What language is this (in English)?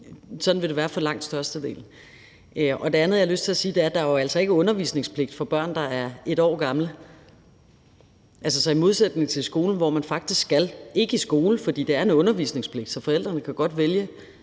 Danish